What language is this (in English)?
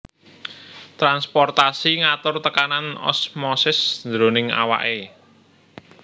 Javanese